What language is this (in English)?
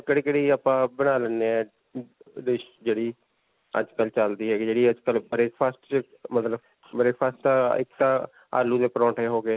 Punjabi